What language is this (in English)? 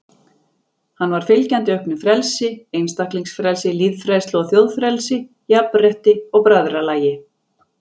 Icelandic